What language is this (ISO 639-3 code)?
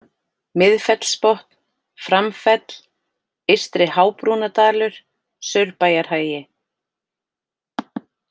isl